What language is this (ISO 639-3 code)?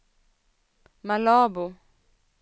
swe